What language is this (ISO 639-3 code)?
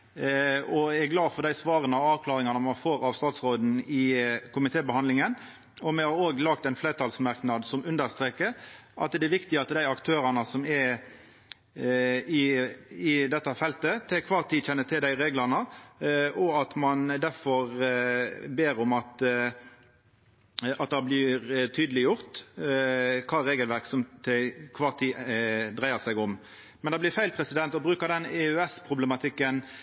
nno